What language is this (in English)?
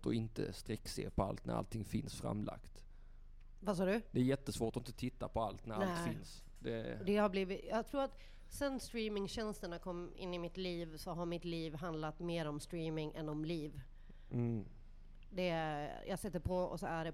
Swedish